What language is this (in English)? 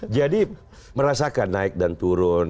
Indonesian